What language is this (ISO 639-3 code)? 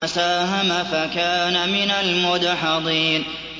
ara